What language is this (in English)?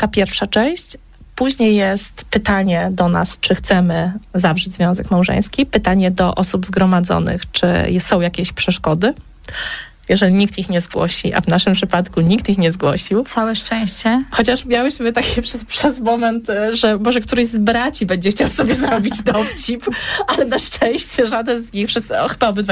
Polish